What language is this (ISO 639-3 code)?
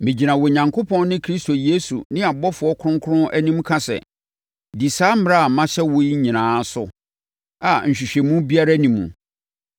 aka